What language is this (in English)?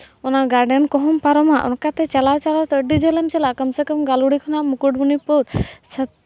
Santali